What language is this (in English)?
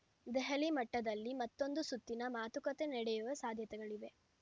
Kannada